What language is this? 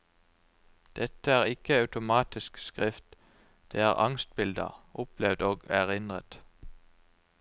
Norwegian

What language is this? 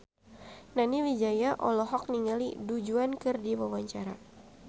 Sundanese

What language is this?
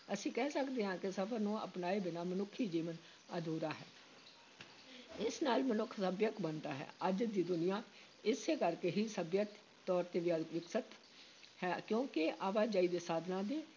Punjabi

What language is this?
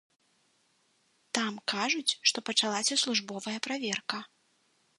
Belarusian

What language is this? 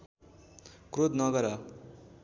Nepali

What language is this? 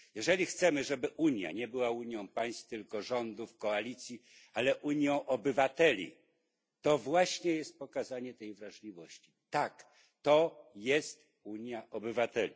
Polish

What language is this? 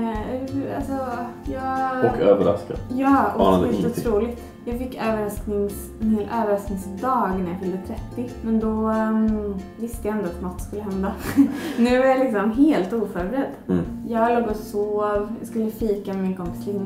Swedish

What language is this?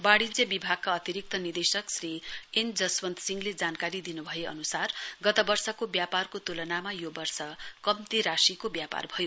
Nepali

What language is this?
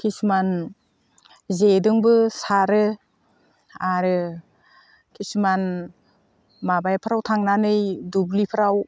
Bodo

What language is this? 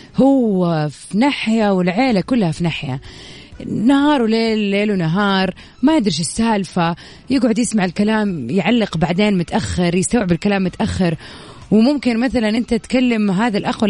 Arabic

